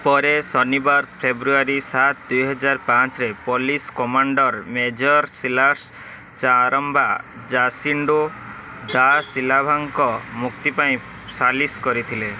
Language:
Odia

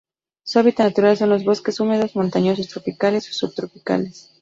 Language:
Spanish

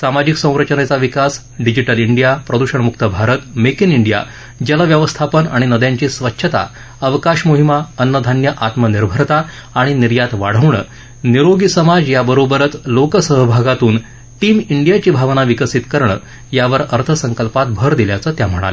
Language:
Marathi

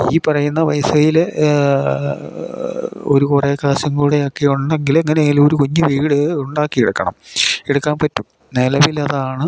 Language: Malayalam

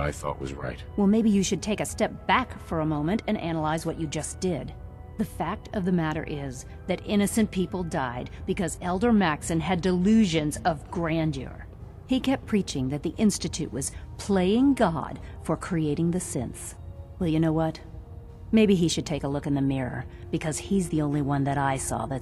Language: English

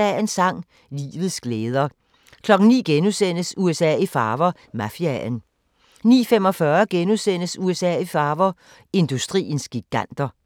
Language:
Danish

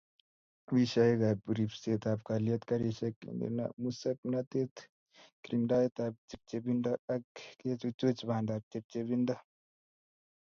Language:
Kalenjin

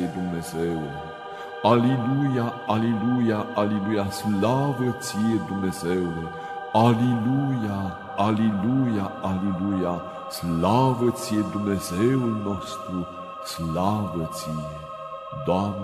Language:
Romanian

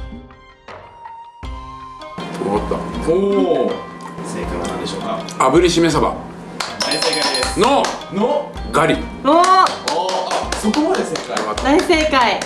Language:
Japanese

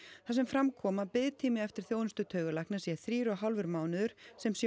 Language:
Icelandic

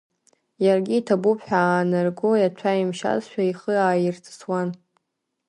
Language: Abkhazian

